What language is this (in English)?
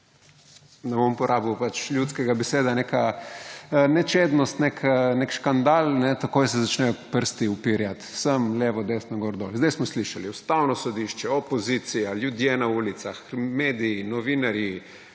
Slovenian